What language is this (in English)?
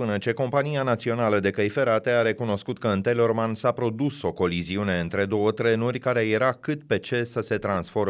Romanian